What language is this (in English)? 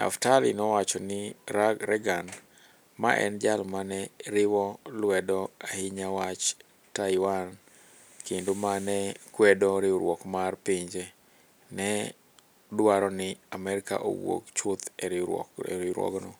Luo (Kenya and Tanzania)